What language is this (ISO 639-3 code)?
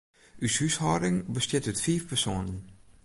fry